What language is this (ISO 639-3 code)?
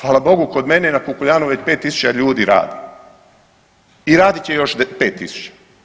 hrv